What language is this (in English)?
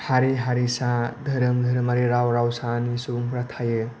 Bodo